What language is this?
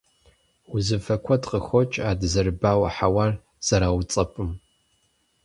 Kabardian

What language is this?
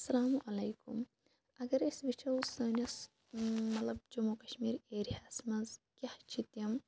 Kashmiri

